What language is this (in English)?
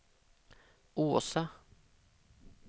Swedish